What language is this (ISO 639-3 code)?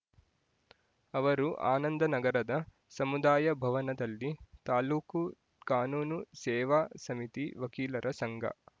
kan